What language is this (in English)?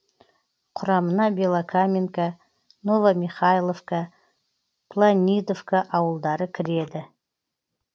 Kazakh